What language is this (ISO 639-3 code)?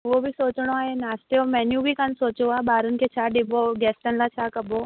snd